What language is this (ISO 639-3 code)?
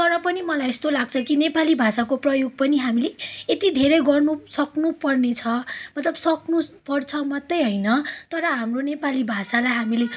nep